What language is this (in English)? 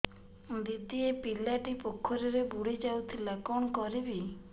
Odia